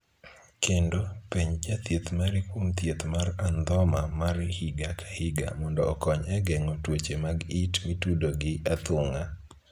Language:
Luo (Kenya and Tanzania)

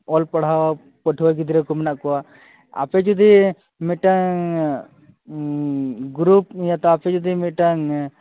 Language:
Santali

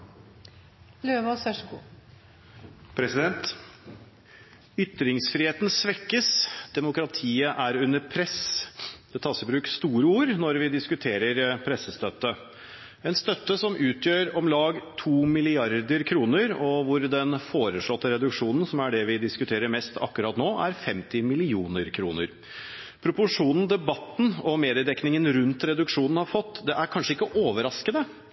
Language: Norwegian Bokmål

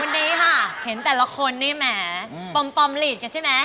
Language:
Thai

